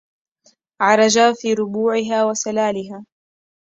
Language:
Arabic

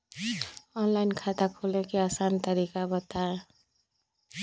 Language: Magahi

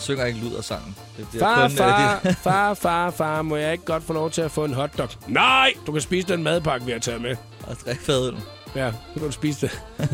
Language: Danish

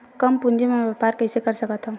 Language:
Chhattisgarhi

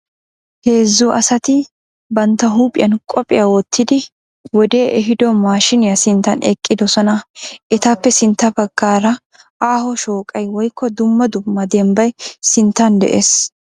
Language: Wolaytta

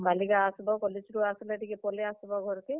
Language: Odia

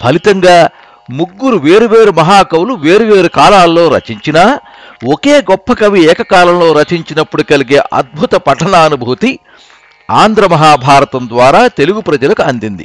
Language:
Telugu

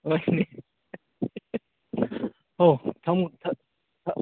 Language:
Manipuri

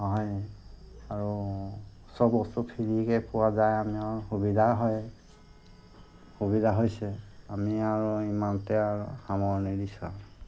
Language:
Assamese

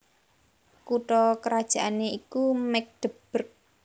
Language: Javanese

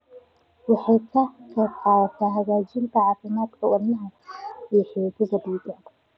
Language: Somali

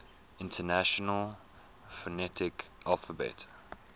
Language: English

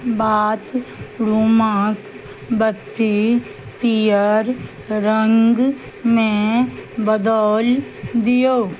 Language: Maithili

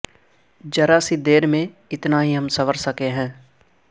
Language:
Urdu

